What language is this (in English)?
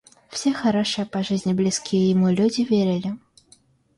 Russian